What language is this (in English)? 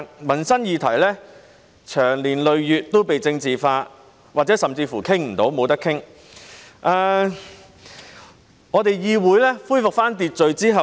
Cantonese